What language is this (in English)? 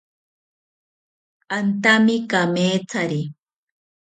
South Ucayali Ashéninka